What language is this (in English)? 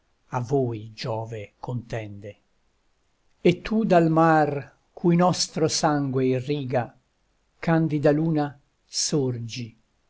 Italian